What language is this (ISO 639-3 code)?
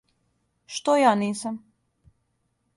srp